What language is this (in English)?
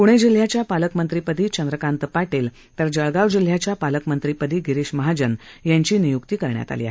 Marathi